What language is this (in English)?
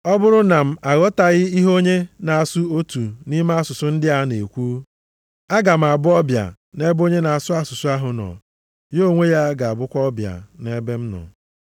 Igbo